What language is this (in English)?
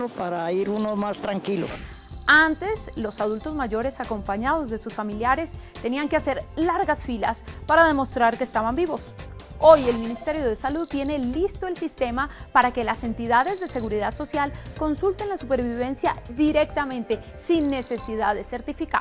Spanish